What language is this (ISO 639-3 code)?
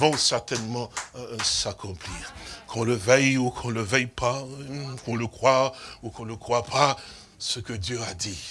fra